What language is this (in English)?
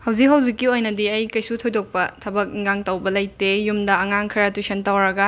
Manipuri